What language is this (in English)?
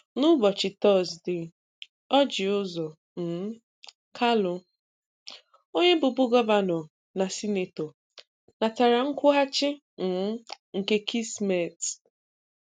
Igbo